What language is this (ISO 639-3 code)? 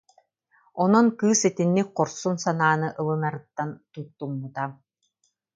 sah